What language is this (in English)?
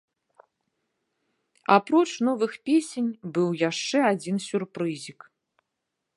Belarusian